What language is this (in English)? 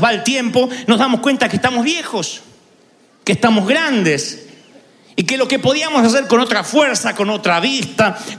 Spanish